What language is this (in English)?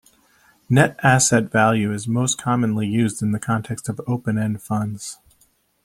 English